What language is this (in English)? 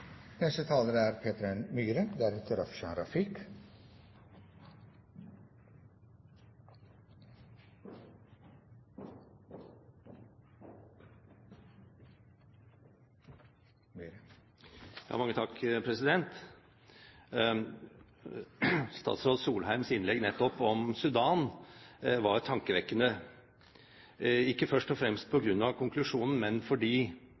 Norwegian Bokmål